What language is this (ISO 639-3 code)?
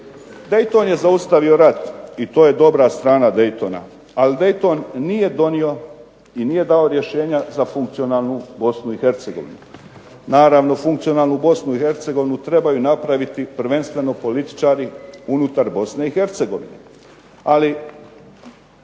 hrv